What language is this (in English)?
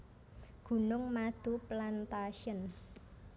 Javanese